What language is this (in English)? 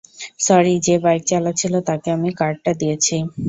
Bangla